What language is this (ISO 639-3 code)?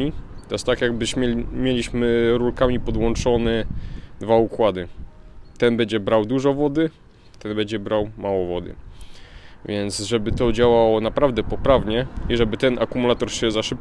pol